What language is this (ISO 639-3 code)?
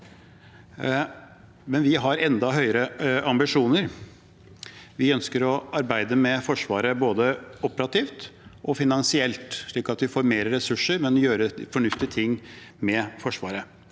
nor